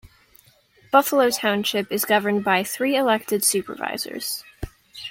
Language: English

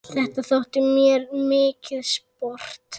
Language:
Icelandic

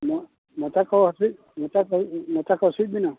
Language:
Santali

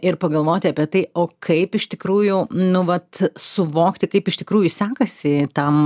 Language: Lithuanian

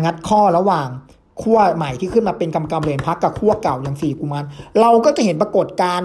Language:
Thai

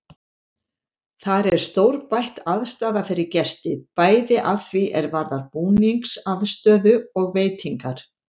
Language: Icelandic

